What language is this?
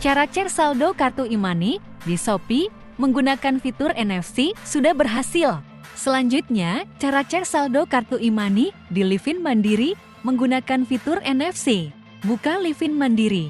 Indonesian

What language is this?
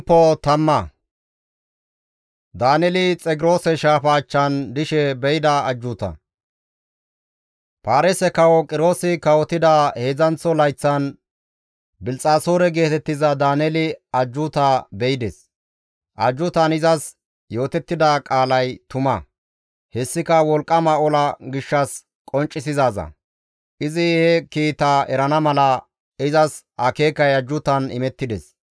Gamo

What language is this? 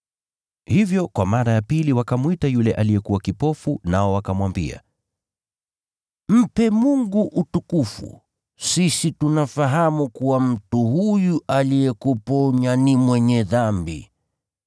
Swahili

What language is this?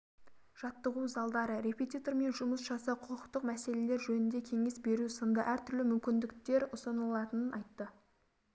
Kazakh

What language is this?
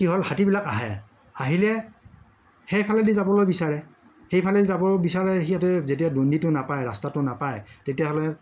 Assamese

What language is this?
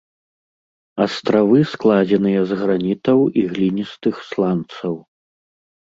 Belarusian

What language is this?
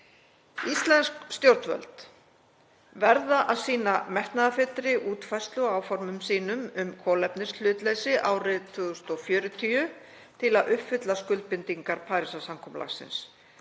Icelandic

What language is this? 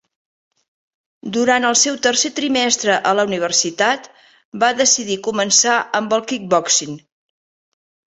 Catalan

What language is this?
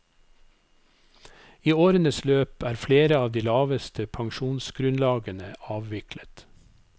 Norwegian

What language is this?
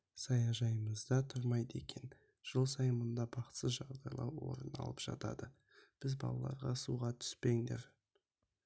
Kazakh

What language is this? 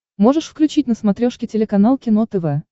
Russian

